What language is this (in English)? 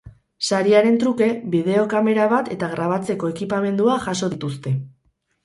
Basque